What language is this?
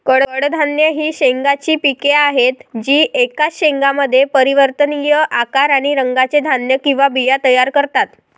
Marathi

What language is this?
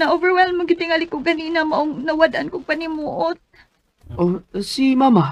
Filipino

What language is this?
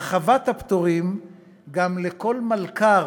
Hebrew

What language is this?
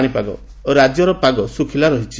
Odia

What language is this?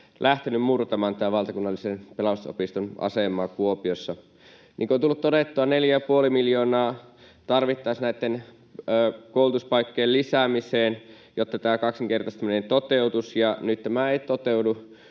Finnish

